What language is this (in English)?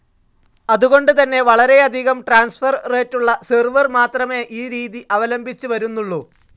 Malayalam